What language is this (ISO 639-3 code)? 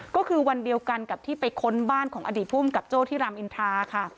tha